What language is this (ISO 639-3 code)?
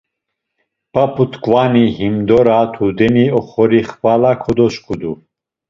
lzz